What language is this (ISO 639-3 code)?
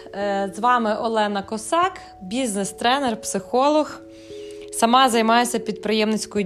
ukr